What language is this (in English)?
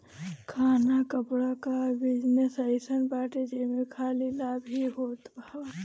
Bhojpuri